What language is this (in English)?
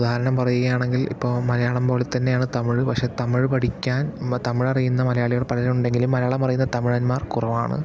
Malayalam